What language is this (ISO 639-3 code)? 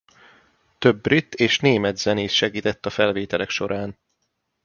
hun